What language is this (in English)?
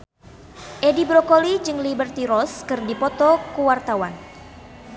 Sundanese